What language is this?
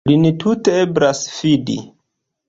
Esperanto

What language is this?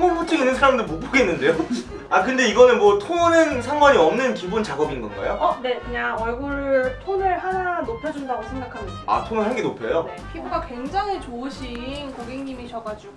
Korean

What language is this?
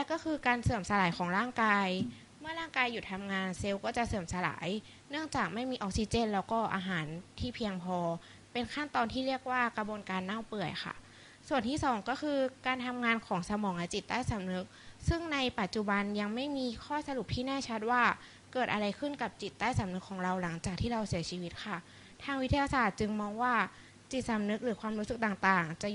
Thai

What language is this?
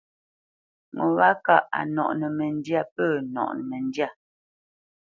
Bamenyam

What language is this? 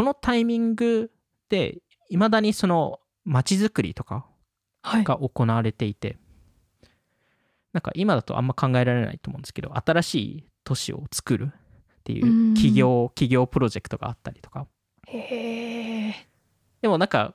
Japanese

